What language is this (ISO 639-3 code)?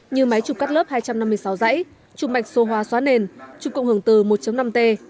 vie